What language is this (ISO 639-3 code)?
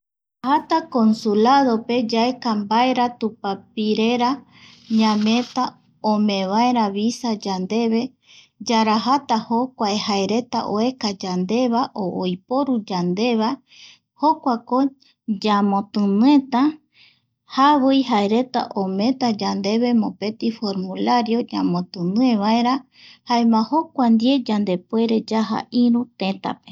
gui